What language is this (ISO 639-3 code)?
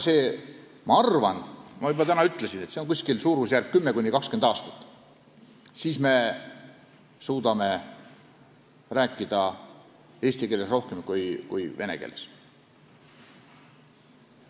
est